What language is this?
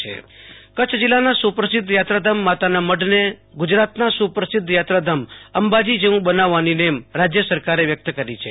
Gujarati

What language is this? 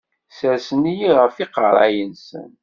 Kabyle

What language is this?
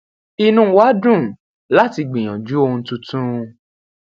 Yoruba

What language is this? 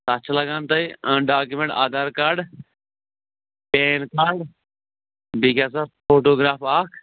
Kashmiri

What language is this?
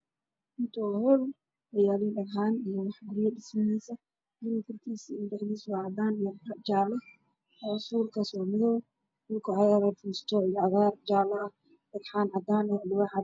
Somali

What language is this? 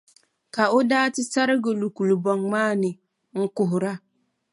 Dagbani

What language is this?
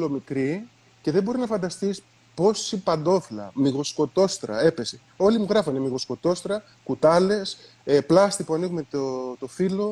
Greek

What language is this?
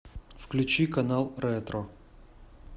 Russian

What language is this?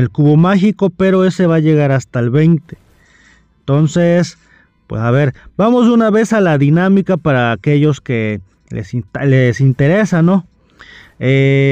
Spanish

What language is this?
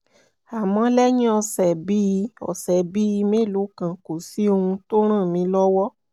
Yoruba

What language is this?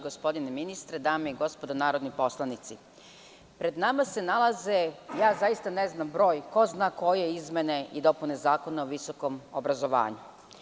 Serbian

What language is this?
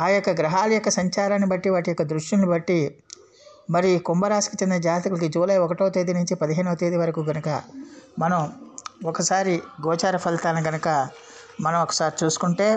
Telugu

